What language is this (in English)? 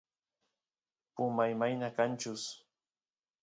Santiago del Estero Quichua